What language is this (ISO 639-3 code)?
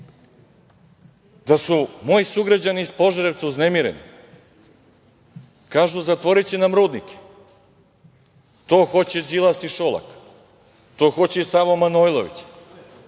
srp